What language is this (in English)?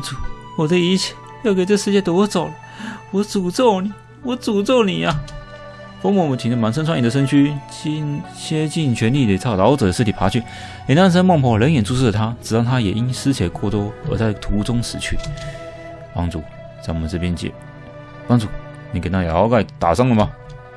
Chinese